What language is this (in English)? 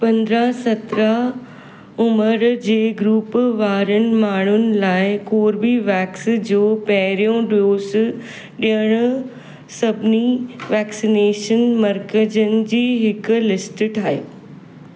Sindhi